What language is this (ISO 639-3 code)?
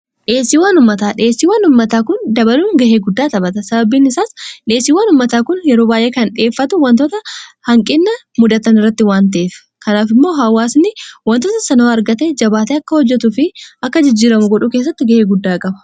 orm